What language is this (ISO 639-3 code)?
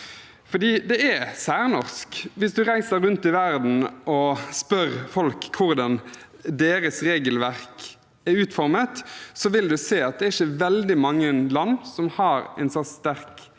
nor